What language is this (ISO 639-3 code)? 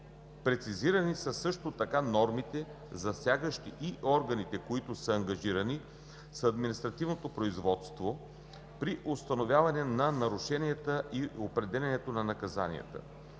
bul